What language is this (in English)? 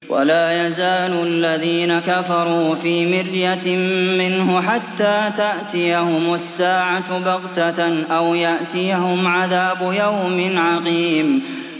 Arabic